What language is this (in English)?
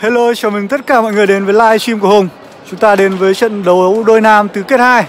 Vietnamese